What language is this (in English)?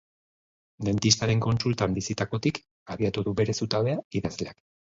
Basque